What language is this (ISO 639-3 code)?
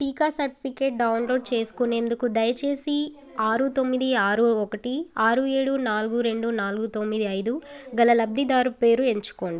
tel